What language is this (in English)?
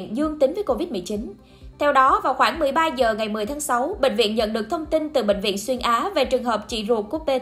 Vietnamese